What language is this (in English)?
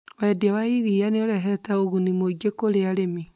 Kikuyu